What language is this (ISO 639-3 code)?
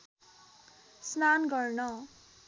nep